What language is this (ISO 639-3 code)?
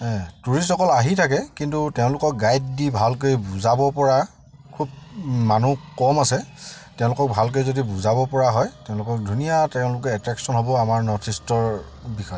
asm